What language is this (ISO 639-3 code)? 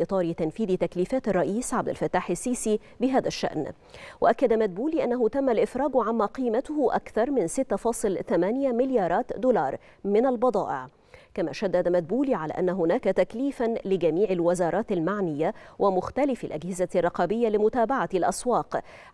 ara